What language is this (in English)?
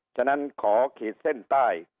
Thai